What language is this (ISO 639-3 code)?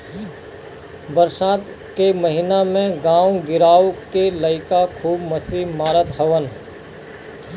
bho